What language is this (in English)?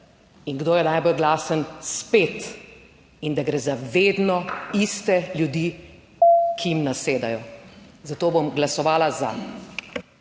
Slovenian